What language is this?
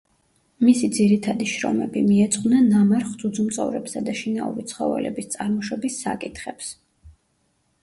Georgian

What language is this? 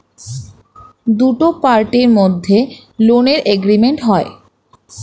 Bangla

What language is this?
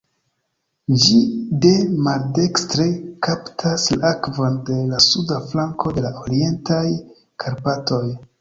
Esperanto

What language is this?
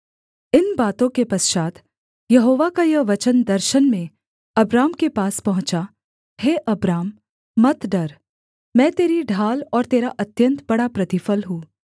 Hindi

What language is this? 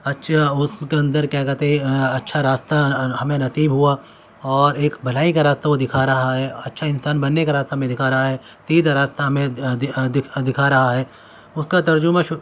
Urdu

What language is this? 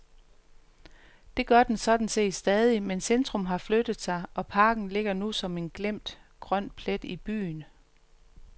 Danish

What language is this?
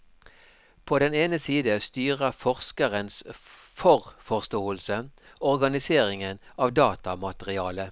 Norwegian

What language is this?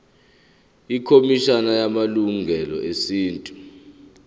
Zulu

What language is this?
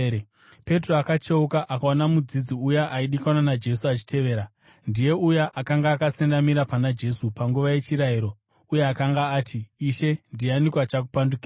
Shona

